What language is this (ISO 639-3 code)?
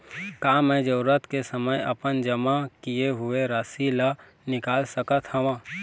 hne